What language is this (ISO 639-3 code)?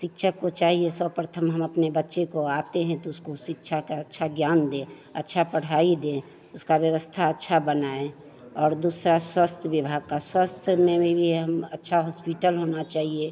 hin